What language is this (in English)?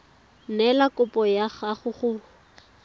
Tswana